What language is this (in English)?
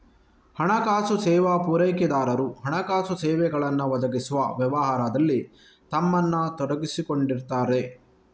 Kannada